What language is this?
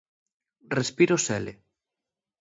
Asturian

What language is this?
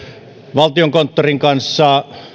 Finnish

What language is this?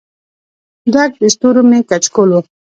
Pashto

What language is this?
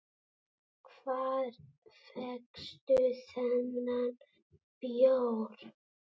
Icelandic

